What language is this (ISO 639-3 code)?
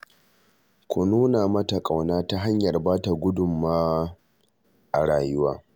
hau